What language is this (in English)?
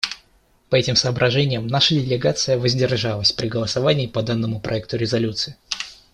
Russian